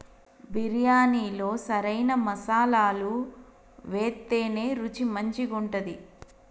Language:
Telugu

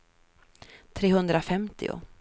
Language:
Swedish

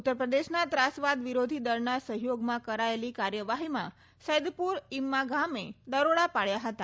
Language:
Gujarati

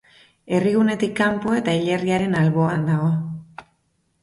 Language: Basque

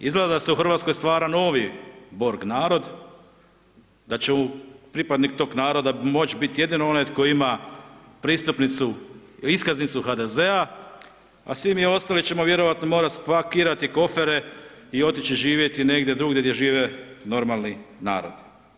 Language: Croatian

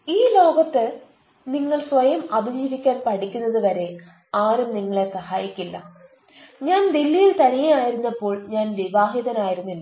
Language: Malayalam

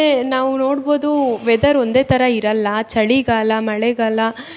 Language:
Kannada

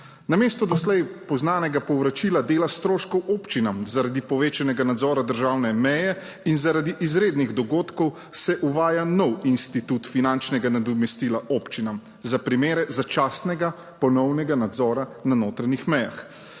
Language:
Slovenian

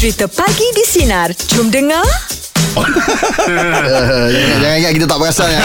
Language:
Malay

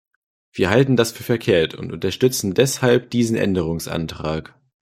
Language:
German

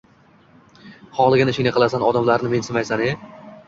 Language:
Uzbek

